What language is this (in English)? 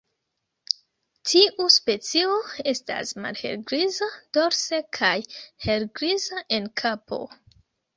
Esperanto